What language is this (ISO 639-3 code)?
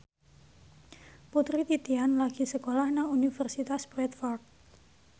jav